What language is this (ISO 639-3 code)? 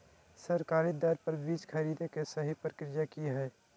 mag